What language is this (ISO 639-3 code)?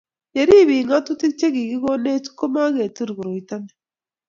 kln